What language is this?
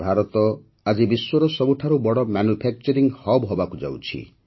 Odia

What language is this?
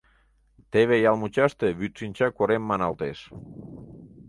Mari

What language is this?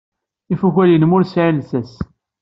Kabyle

